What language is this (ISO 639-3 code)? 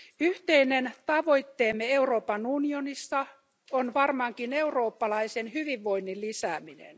fin